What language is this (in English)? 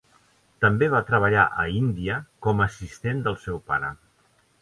Catalan